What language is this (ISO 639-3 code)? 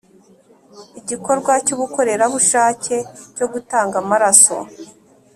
kin